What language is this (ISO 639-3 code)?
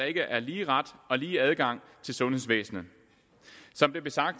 dan